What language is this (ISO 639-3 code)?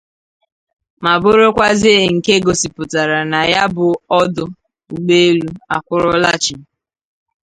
ibo